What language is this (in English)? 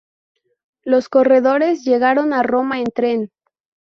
Spanish